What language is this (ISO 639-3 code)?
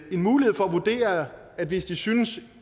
dan